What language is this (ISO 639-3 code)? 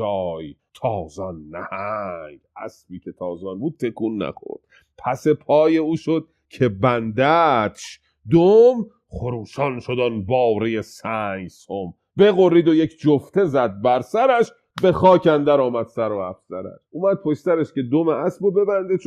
fas